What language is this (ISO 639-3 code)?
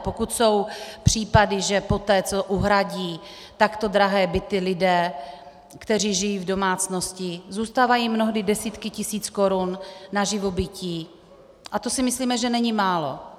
ces